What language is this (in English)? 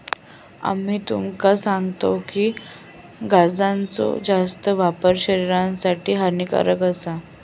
Marathi